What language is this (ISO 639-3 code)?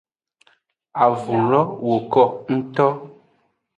ajg